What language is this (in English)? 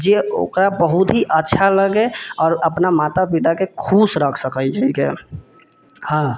Maithili